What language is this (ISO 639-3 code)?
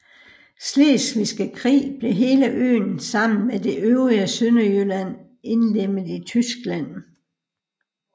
dan